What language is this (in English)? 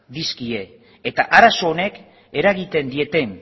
Basque